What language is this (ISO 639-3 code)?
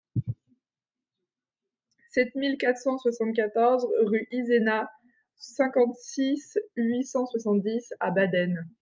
fra